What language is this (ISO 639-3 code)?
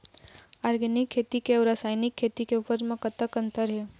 hne